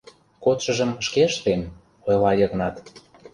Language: Mari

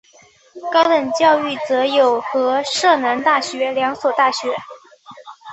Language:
Chinese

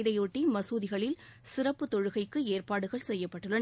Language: Tamil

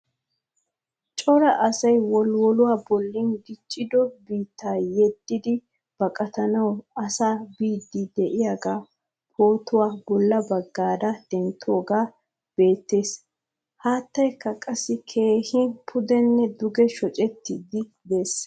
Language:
Wolaytta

